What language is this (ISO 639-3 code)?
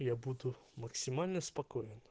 rus